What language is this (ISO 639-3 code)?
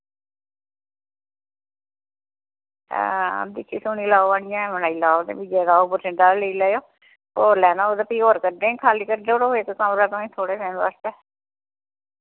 doi